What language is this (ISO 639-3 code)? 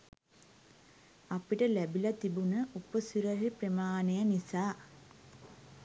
sin